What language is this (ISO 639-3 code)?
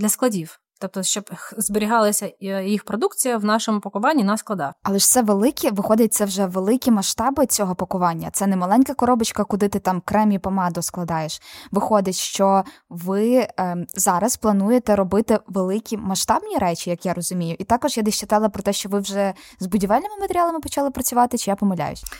ukr